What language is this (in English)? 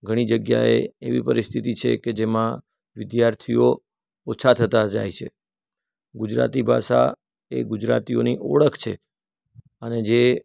Gujarati